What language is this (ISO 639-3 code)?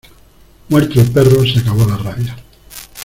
spa